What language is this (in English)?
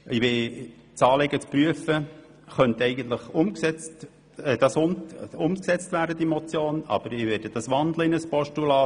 Swiss German